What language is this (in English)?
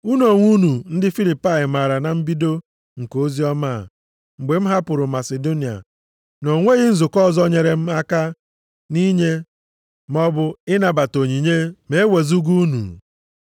Igbo